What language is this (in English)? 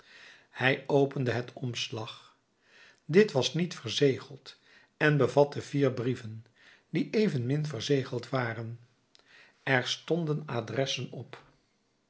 Dutch